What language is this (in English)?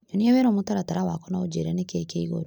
Kikuyu